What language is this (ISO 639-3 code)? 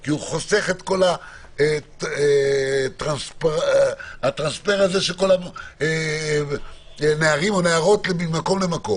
heb